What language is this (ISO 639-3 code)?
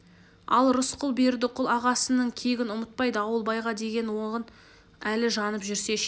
kaz